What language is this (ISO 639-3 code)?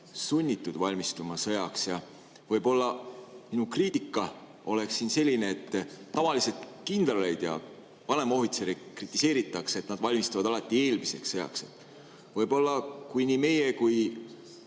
est